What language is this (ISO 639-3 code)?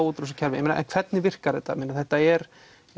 isl